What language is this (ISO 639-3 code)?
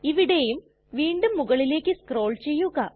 mal